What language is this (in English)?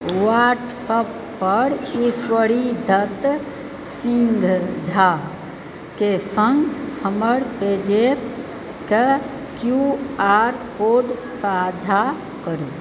Maithili